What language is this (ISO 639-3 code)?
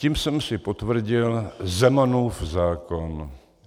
ces